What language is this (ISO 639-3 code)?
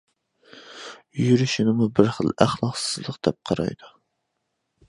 uig